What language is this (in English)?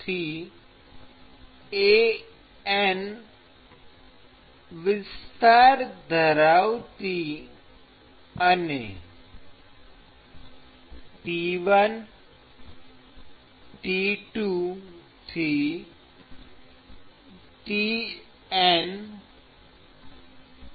Gujarati